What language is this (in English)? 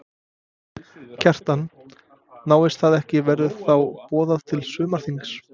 Icelandic